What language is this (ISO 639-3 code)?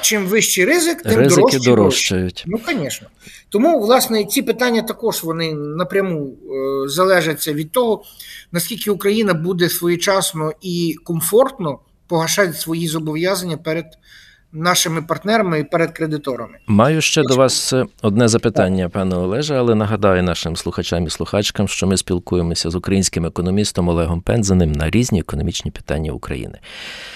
ukr